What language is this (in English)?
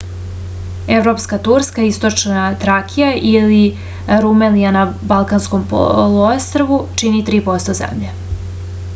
Serbian